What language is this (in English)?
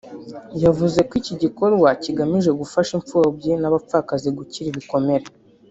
Kinyarwanda